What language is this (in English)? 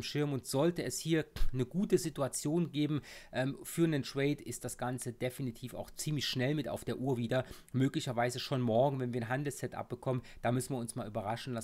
German